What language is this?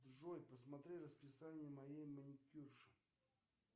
Russian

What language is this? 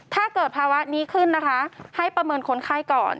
Thai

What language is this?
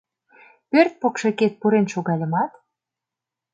Mari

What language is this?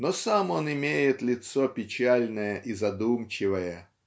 Russian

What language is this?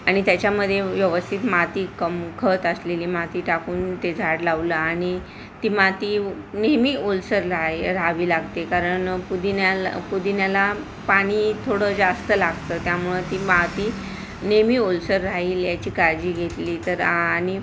Marathi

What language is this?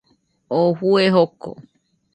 Nüpode Huitoto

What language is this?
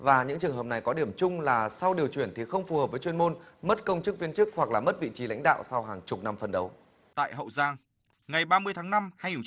Vietnamese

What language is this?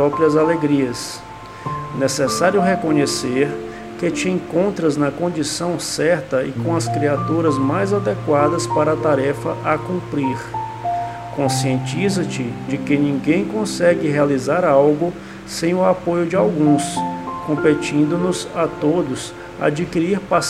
Portuguese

